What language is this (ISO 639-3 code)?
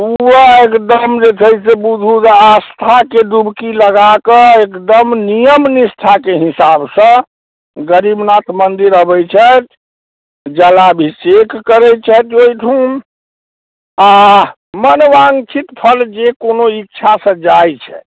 mai